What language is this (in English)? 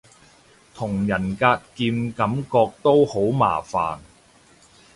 Cantonese